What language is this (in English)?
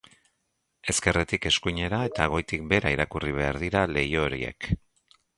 Basque